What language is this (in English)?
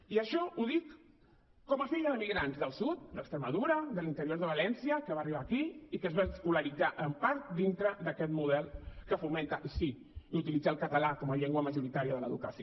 Catalan